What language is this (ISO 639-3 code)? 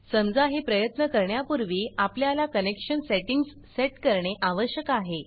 mar